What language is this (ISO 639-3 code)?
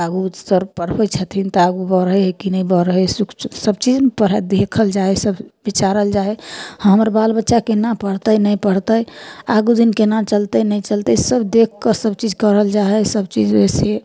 mai